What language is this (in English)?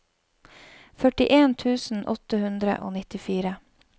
Norwegian